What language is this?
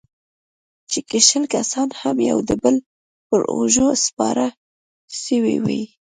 Pashto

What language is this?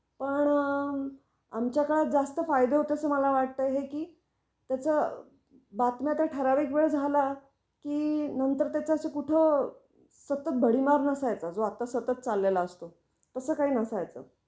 Marathi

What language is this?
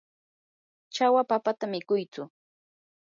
Yanahuanca Pasco Quechua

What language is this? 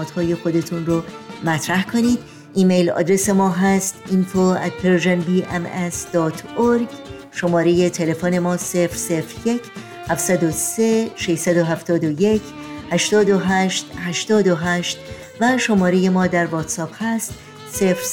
Persian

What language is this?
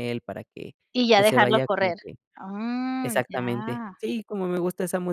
Spanish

